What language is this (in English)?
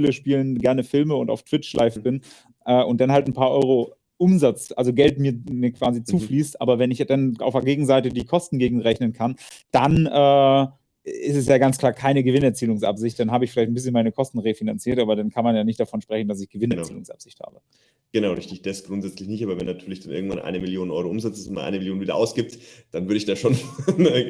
German